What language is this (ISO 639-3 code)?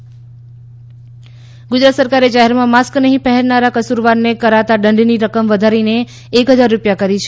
guj